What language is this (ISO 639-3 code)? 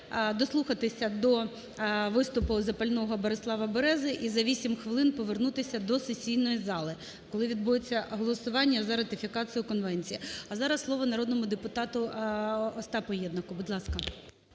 ukr